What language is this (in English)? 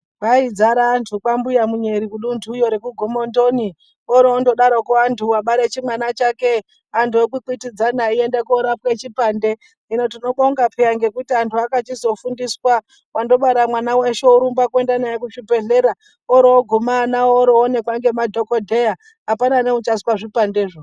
Ndau